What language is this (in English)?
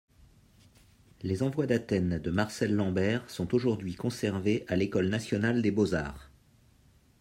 French